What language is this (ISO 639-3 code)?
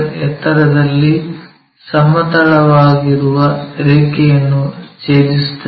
kan